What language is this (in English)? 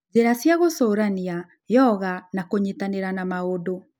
Kikuyu